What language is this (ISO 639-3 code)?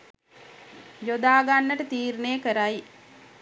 sin